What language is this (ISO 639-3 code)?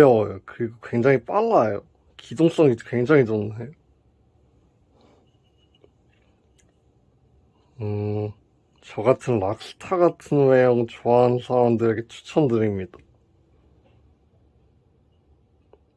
kor